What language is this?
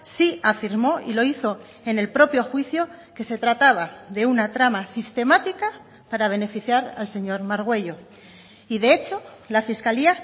Spanish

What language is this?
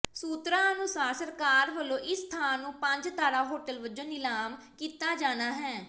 Punjabi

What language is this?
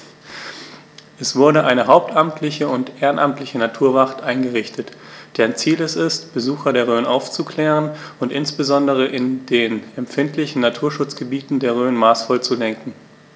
German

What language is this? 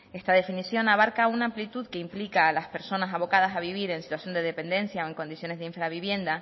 Spanish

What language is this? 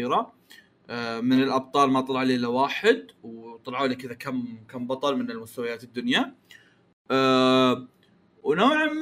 Arabic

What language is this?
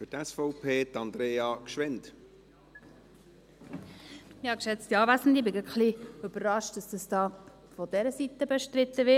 Swiss German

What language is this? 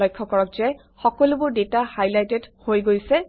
Assamese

